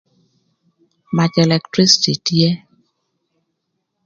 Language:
Thur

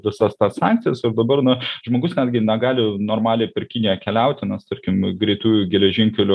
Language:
Lithuanian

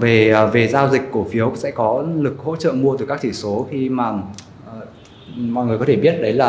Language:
Vietnamese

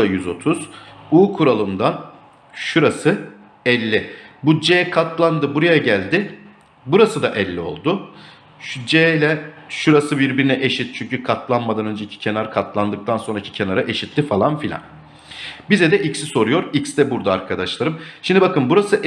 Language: Turkish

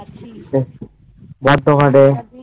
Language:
Bangla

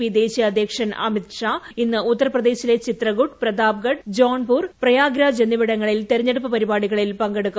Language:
Malayalam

